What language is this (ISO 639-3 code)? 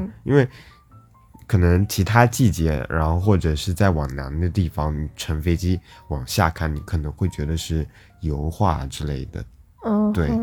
zho